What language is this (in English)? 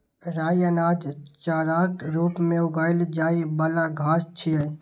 Maithili